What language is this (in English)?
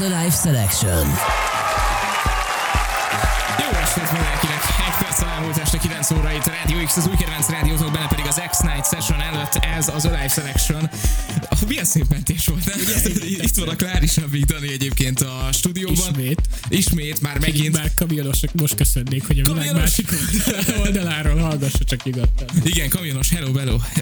Hungarian